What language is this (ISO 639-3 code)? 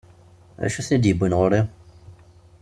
kab